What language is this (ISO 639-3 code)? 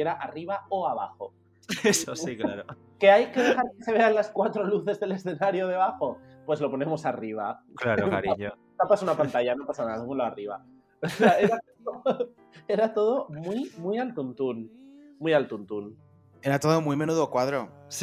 spa